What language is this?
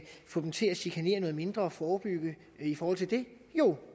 Danish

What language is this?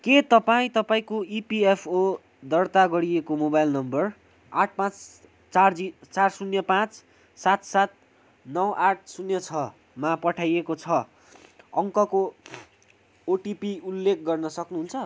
Nepali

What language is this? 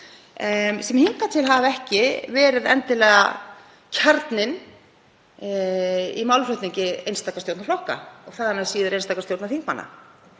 Icelandic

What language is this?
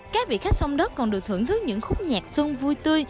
Vietnamese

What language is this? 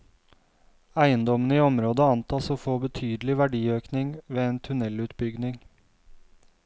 Norwegian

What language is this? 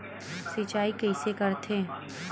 Chhattisgarhi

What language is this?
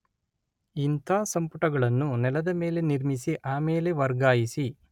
Kannada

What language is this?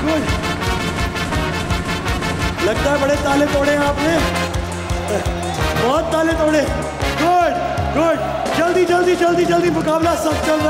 Arabic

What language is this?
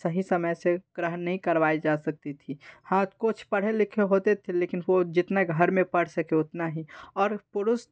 Hindi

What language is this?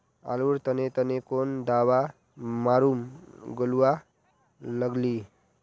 Magahi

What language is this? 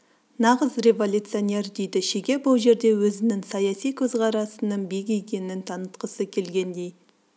Kazakh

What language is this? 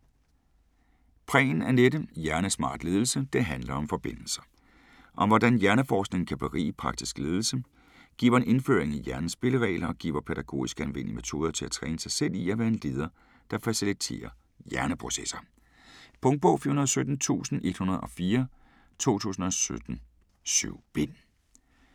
Danish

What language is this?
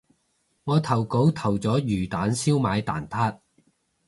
Cantonese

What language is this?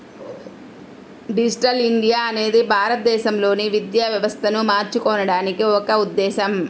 Telugu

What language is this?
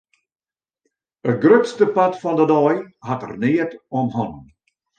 Western Frisian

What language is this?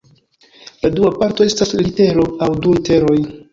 Esperanto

